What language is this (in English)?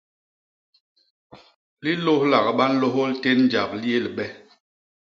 Basaa